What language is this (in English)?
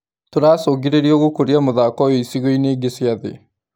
Kikuyu